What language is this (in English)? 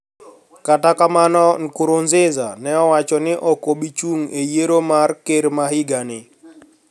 Luo (Kenya and Tanzania)